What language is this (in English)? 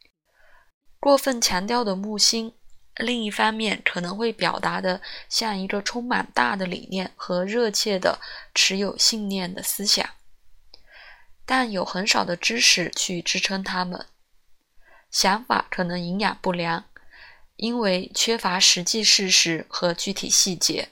Chinese